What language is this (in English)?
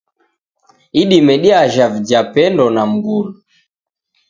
Taita